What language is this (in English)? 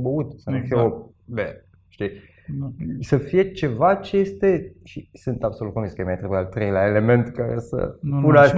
Romanian